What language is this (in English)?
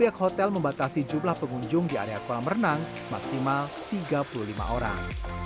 Indonesian